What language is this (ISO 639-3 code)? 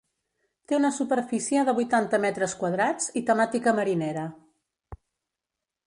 cat